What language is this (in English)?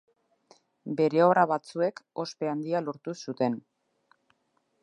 Basque